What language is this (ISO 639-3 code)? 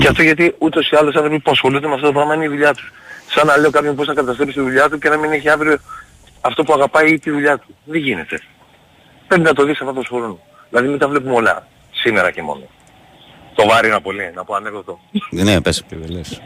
ell